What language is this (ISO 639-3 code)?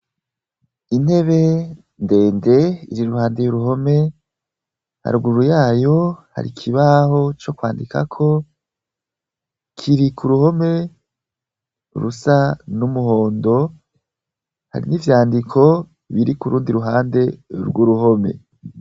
run